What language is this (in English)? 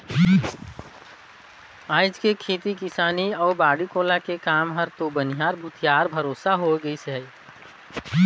Chhattisgarhi